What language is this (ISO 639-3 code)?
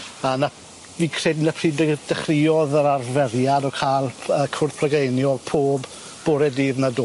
cym